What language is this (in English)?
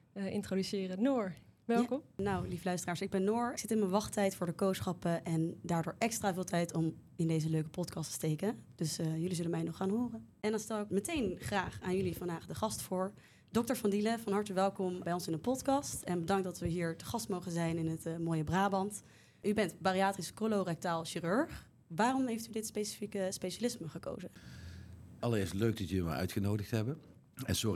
Dutch